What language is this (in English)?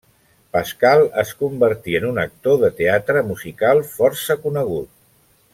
Catalan